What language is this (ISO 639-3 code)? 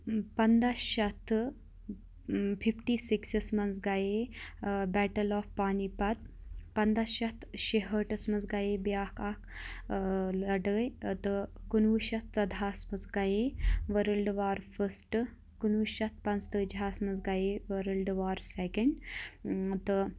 kas